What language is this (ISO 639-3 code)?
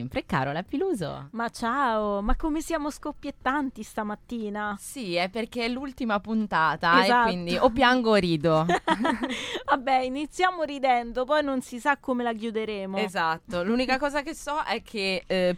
ita